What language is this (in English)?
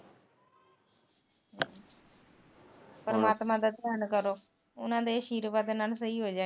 Punjabi